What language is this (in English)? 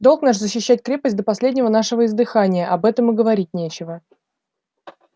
Russian